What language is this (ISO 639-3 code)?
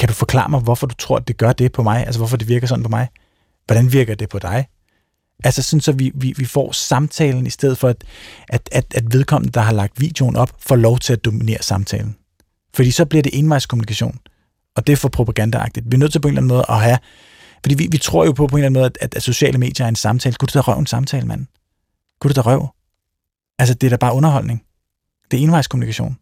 dan